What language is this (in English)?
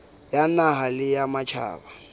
Southern Sotho